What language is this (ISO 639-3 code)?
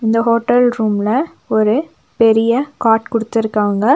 tam